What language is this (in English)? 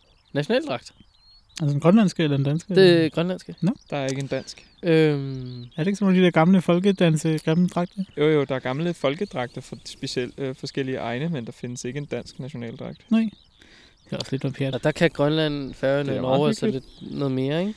Danish